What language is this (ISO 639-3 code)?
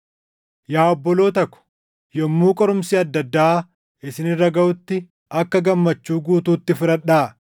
orm